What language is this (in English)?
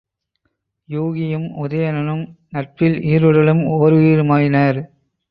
Tamil